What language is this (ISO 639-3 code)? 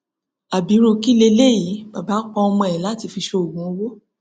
yor